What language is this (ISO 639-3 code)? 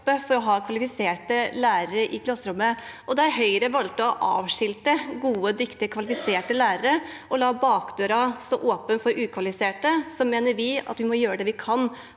nor